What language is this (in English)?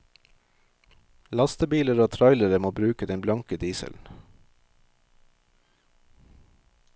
Norwegian